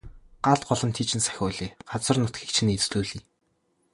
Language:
Mongolian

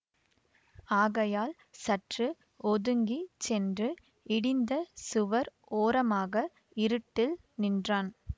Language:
Tamil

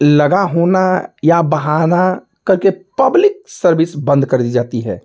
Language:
Hindi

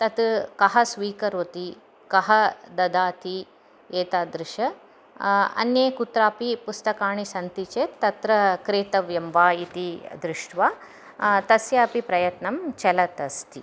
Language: Sanskrit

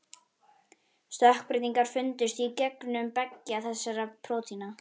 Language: Icelandic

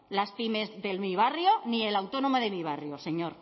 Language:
Spanish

